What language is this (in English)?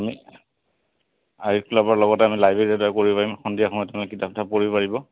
Assamese